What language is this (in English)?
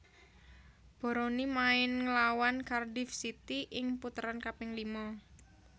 Javanese